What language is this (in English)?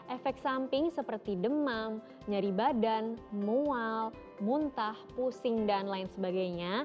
Indonesian